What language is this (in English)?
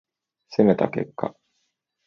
Japanese